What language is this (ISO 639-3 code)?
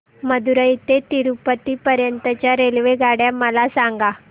mar